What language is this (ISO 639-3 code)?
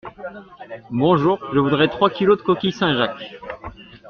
fra